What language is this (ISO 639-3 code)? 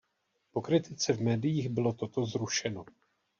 ces